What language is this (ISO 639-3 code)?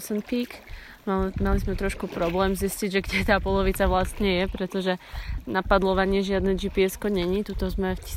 slk